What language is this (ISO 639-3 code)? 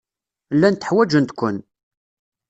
kab